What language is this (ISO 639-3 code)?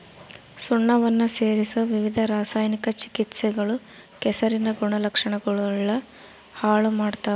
kan